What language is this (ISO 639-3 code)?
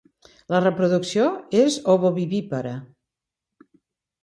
cat